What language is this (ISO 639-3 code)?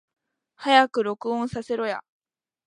jpn